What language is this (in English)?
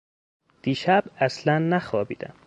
Persian